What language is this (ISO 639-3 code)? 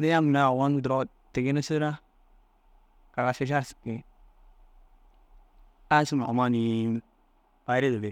dzg